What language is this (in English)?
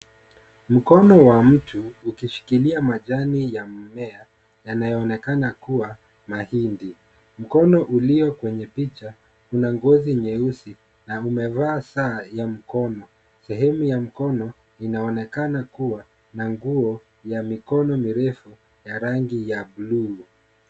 Swahili